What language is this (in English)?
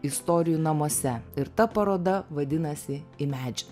Lithuanian